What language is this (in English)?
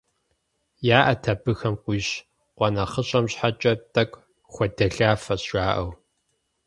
Kabardian